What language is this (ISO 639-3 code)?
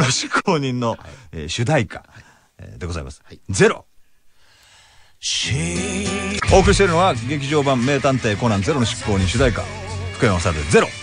jpn